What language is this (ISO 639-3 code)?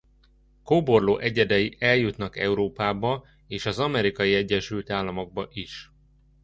hun